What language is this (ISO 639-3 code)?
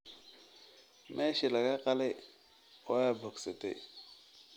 som